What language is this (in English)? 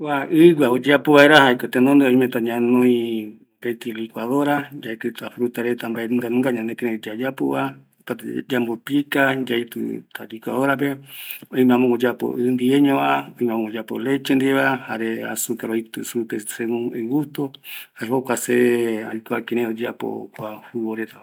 Eastern Bolivian Guaraní